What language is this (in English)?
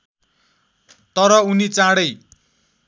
Nepali